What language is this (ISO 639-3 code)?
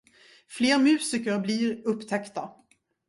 swe